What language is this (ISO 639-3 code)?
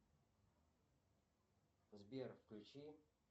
rus